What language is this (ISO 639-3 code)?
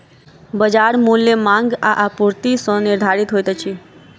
mai